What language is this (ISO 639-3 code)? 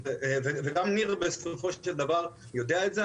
heb